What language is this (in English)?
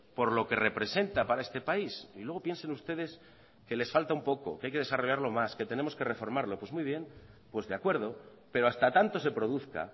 Spanish